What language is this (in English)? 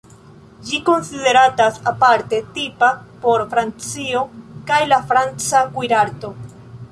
Esperanto